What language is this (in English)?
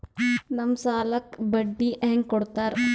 Kannada